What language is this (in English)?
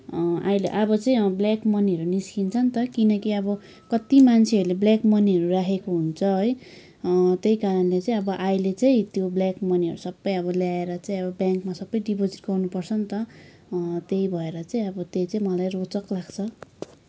Nepali